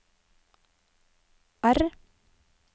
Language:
Norwegian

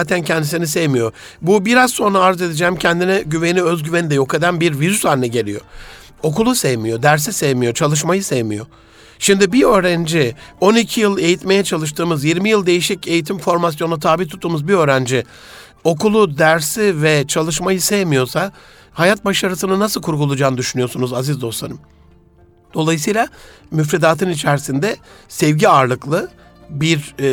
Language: Turkish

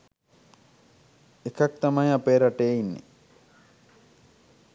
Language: Sinhala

